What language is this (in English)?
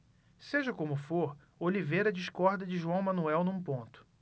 Portuguese